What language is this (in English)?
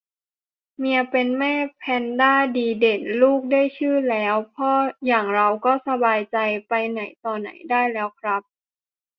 Thai